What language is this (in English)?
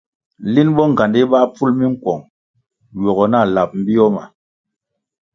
Kwasio